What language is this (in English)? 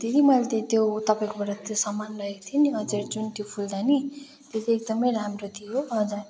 Nepali